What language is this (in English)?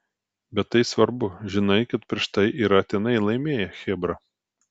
Lithuanian